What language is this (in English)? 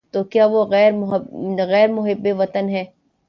Urdu